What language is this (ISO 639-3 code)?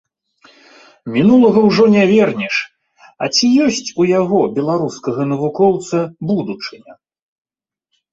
bel